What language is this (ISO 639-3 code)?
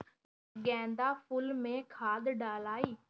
bho